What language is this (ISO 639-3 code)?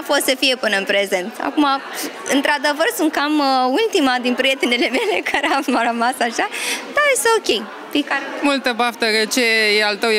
ron